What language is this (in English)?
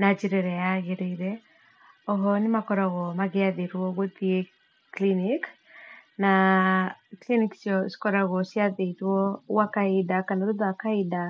Kikuyu